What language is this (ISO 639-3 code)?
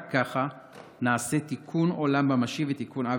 heb